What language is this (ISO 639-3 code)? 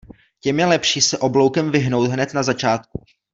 ces